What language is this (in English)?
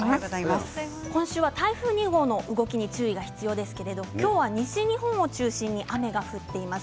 Japanese